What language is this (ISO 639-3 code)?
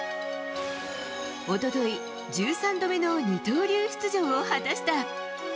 jpn